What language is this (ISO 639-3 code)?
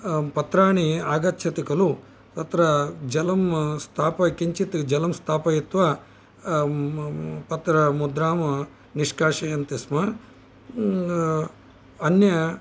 san